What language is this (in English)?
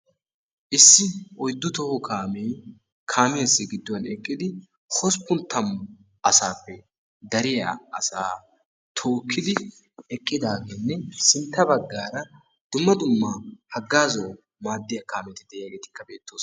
Wolaytta